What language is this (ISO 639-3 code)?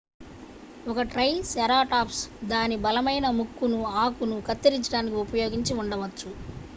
tel